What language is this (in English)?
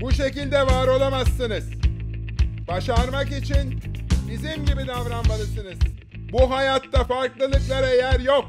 Turkish